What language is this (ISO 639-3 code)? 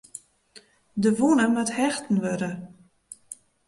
fry